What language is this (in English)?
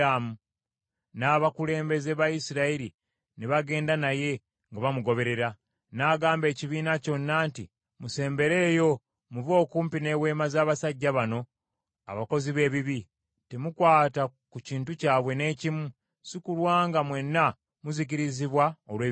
Ganda